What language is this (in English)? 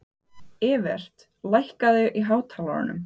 Icelandic